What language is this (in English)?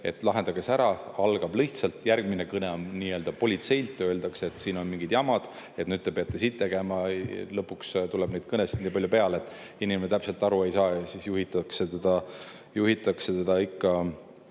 Estonian